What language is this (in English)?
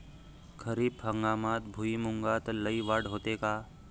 Marathi